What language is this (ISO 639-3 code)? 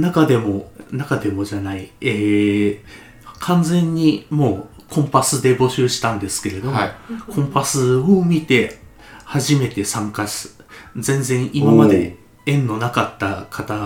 jpn